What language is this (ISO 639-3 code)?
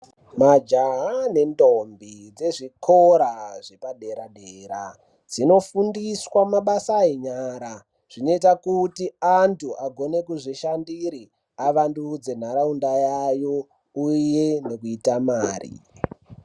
ndc